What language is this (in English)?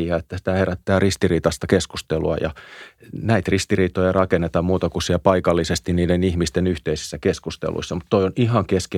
Finnish